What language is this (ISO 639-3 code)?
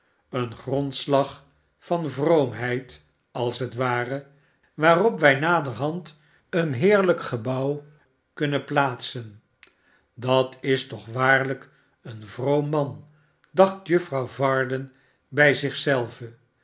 nld